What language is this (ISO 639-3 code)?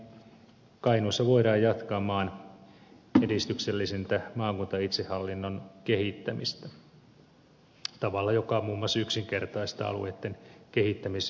fin